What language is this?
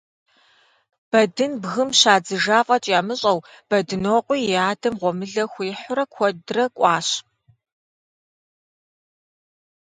Kabardian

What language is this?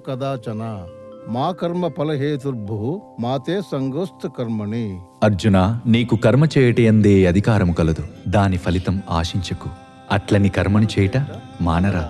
Telugu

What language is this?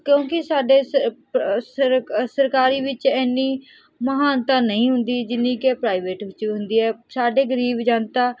Punjabi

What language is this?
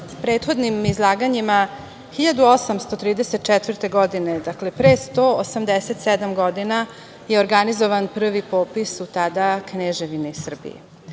Serbian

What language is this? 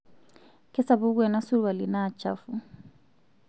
Masai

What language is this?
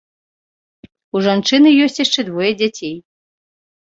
Belarusian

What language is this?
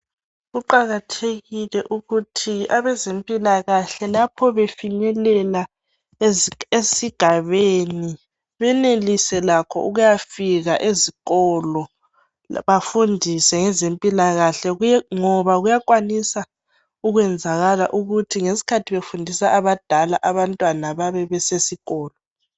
North Ndebele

